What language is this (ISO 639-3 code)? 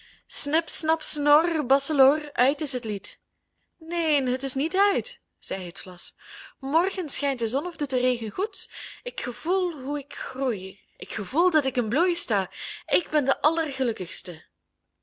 nld